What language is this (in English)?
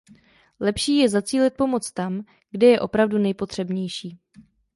Czech